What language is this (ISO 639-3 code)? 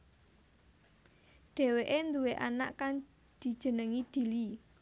jav